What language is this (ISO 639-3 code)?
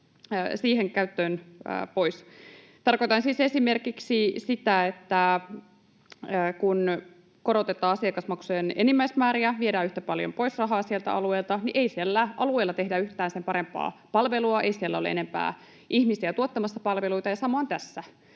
fin